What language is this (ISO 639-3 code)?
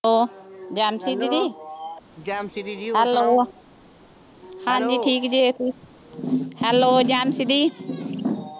pan